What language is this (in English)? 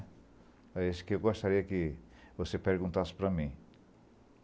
Portuguese